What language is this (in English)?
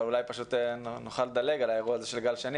Hebrew